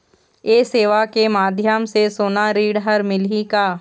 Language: Chhattisgarhi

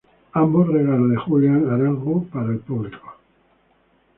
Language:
Spanish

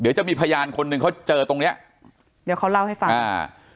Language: Thai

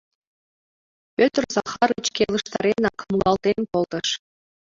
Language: Mari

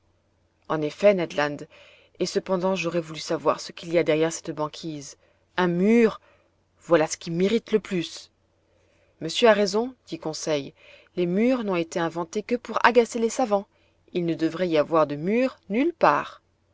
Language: French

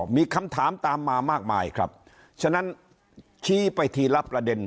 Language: Thai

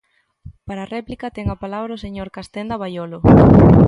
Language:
Galician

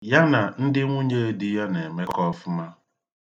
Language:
Igbo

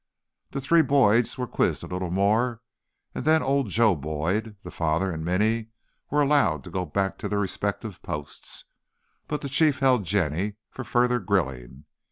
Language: English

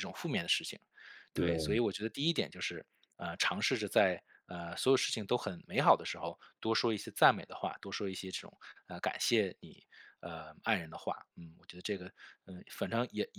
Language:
Chinese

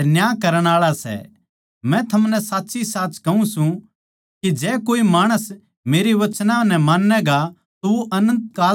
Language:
Haryanvi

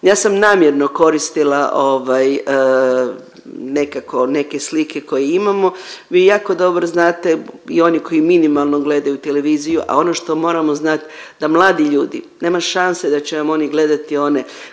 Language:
Croatian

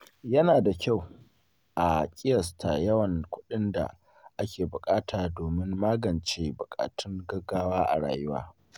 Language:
Hausa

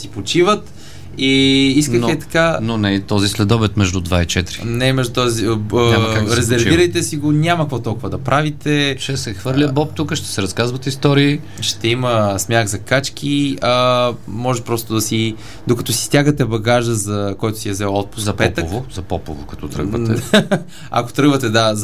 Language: Bulgarian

